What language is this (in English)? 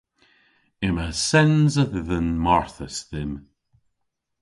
Cornish